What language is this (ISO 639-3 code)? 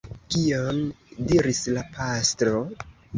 epo